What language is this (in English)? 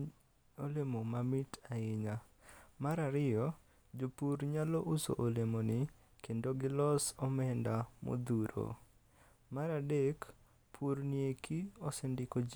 Luo (Kenya and Tanzania)